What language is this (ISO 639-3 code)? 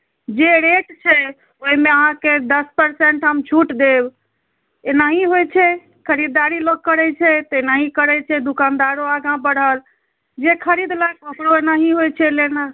mai